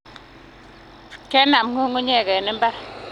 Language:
Kalenjin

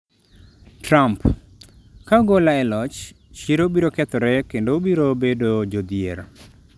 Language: Luo (Kenya and Tanzania)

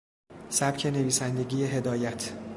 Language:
Persian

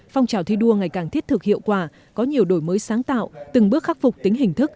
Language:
Vietnamese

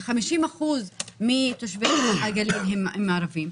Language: Hebrew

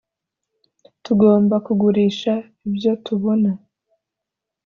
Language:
Kinyarwanda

